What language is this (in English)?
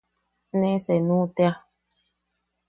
Yaqui